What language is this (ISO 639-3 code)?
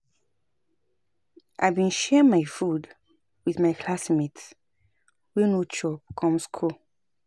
pcm